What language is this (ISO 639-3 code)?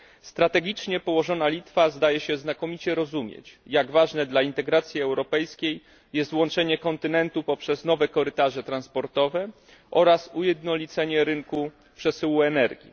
pol